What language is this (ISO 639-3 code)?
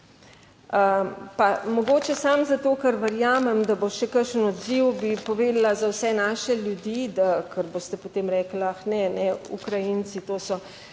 slv